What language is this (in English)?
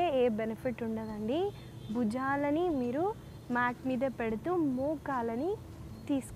Telugu